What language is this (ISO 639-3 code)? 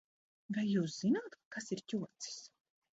lav